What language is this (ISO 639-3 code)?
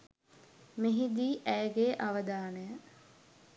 sin